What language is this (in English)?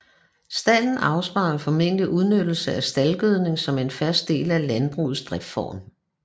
Danish